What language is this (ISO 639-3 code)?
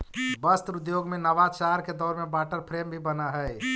mag